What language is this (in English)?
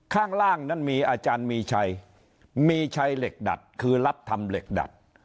Thai